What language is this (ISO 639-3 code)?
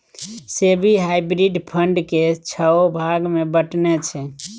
mai